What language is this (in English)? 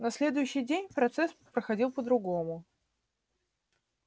Russian